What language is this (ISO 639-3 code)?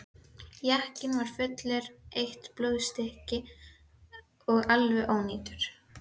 isl